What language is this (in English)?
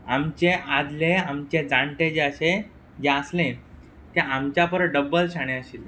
Konkani